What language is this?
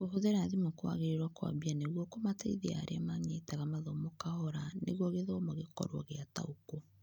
Kikuyu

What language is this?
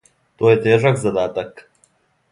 Serbian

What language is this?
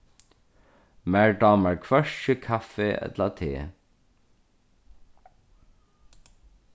Faroese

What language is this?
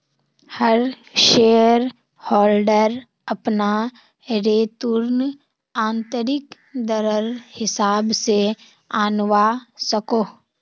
Magahi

